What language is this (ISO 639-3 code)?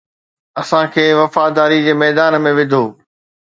snd